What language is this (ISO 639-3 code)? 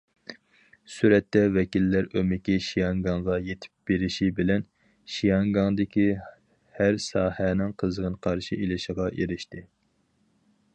uig